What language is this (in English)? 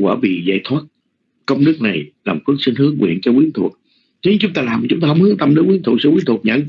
Vietnamese